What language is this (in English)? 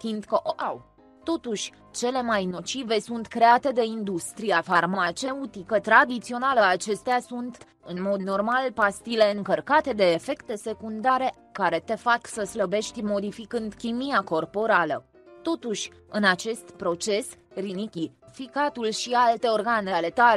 Romanian